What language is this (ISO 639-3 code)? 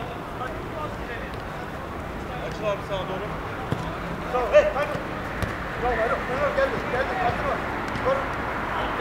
tur